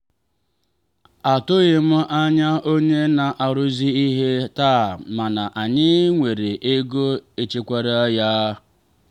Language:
Igbo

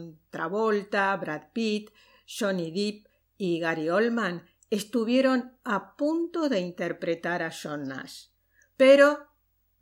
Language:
Spanish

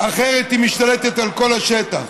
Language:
Hebrew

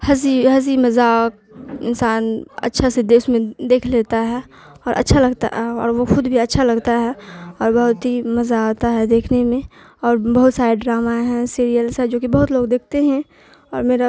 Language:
Urdu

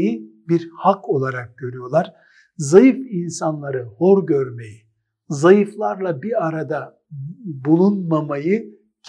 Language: Turkish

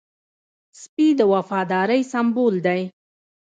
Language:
Pashto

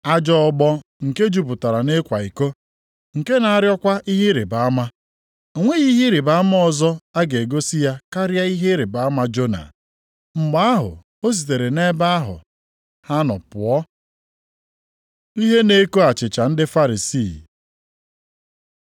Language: Igbo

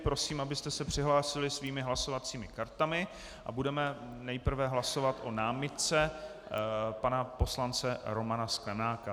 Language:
Czech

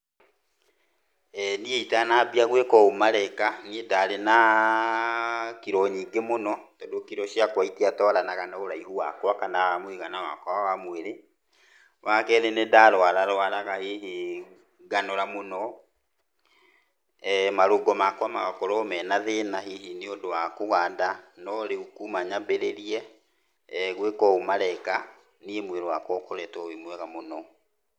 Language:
Kikuyu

